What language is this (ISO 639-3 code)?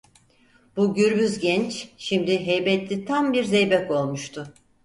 tur